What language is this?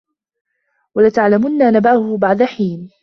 Arabic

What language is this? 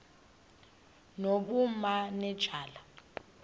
Xhosa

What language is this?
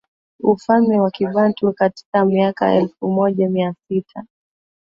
Swahili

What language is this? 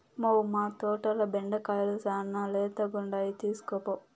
Telugu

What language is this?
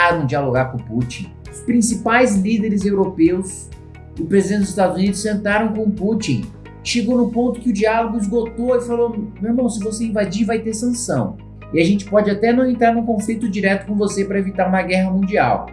Portuguese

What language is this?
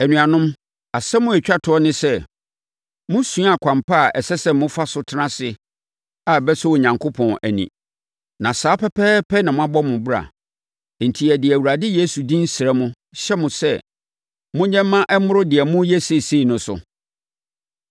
Akan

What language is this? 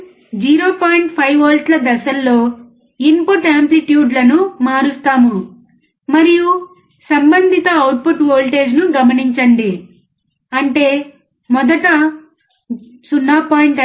Telugu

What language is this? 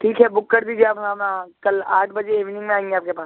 Urdu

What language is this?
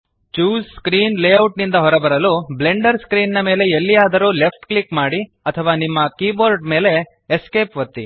Kannada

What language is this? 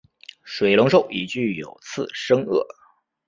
Chinese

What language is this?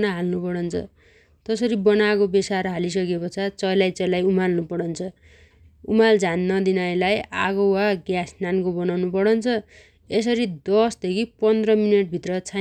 Dotyali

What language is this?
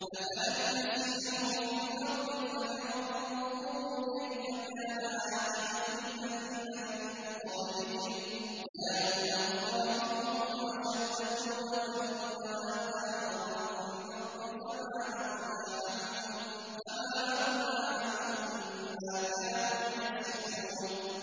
Arabic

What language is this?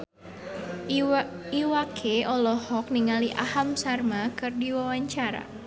Sundanese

